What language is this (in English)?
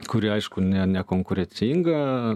Lithuanian